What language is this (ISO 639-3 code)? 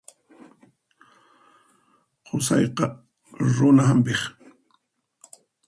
qxp